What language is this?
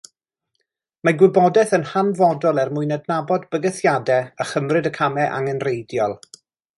Welsh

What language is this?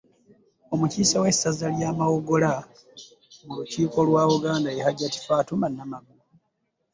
Ganda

